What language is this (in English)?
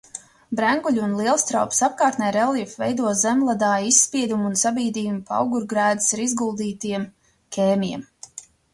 Latvian